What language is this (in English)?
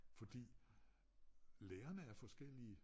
Danish